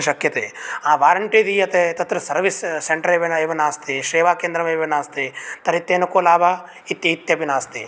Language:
Sanskrit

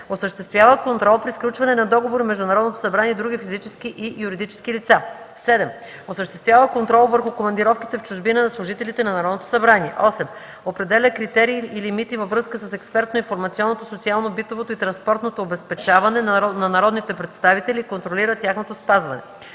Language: Bulgarian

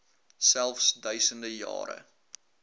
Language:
Afrikaans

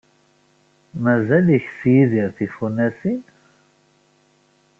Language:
Kabyle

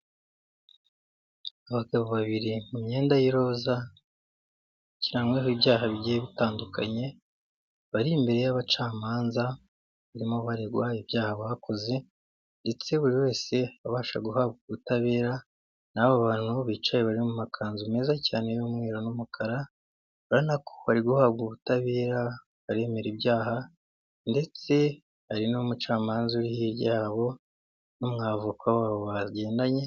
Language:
Kinyarwanda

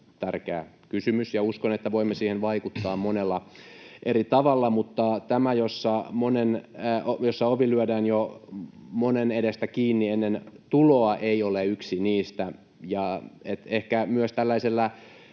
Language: Finnish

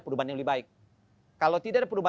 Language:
Indonesian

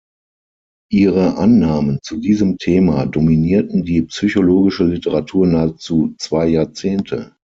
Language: German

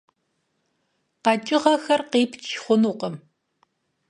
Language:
Kabardian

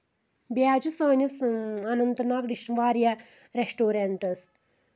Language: Kashmiri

